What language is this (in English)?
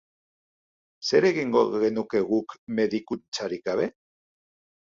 Basque